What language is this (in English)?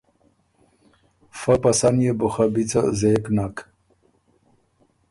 Ormuri